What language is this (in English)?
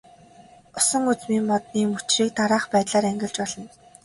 Mongolian